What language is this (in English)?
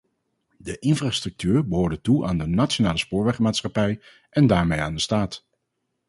Dutch